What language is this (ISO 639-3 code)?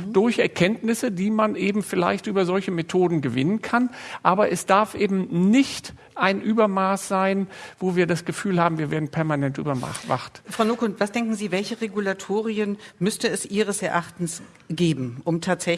deu